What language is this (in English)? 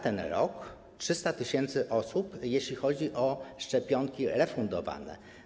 Polish